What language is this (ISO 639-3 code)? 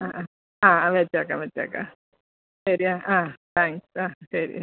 mal